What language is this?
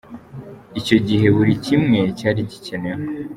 Kinyarwanda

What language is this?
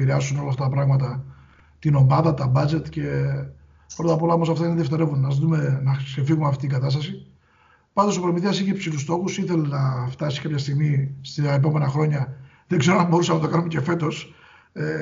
Greek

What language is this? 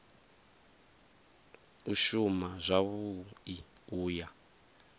Venda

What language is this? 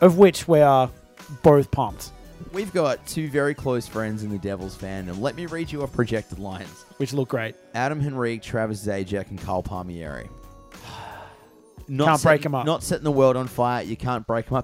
English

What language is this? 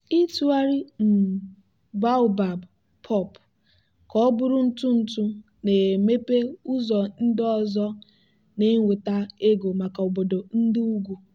Igbo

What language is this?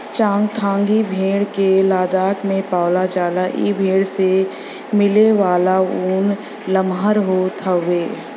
Bhojpuri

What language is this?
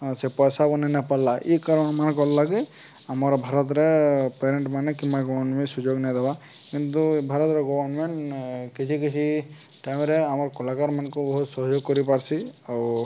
Odia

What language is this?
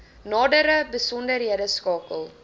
Afrikaans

